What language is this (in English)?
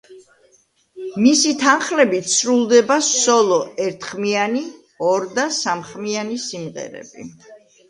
Georgian